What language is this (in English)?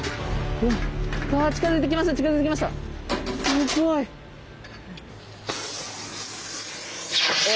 Japanese